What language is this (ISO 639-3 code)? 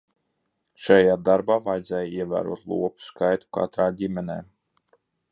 lav